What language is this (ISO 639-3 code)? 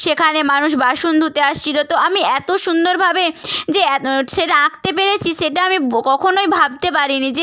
ben